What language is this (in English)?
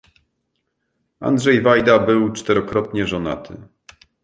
Polish